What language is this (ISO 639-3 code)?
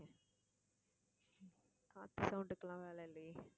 tam